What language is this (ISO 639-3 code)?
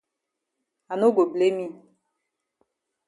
wes